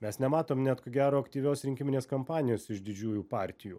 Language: Lithuanian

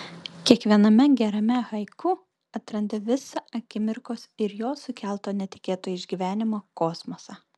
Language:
Lithuanian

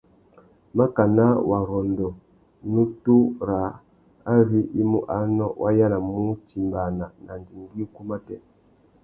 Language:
Tuki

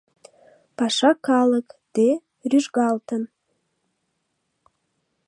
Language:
Mari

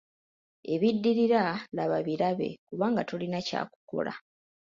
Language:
Ganda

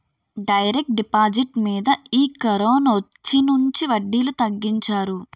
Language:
Telugu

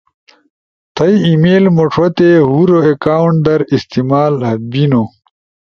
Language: Ushojo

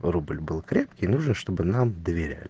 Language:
Russian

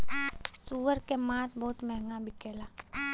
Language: Bhojpuri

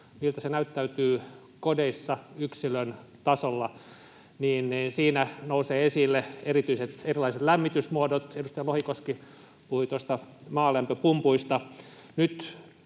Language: Finnish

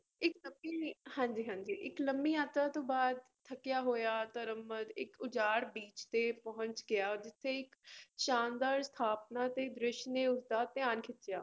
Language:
Punjabi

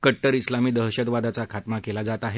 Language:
Marathi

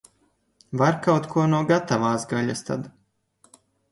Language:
Latvian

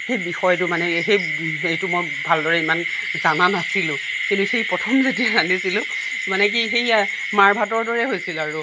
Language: Assamese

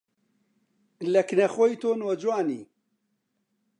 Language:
Central Kurdish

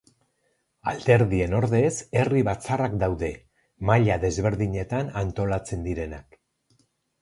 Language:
Basque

